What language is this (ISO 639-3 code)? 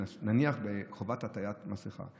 heb